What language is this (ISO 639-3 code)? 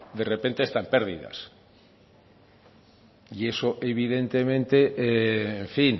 spa